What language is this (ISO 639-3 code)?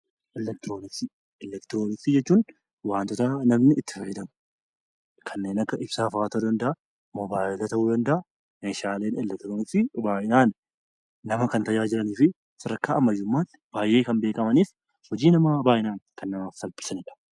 orm